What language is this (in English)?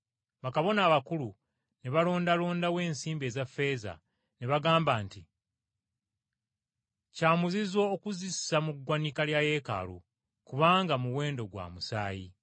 Ganda